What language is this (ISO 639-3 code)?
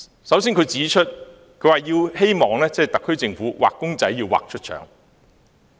yue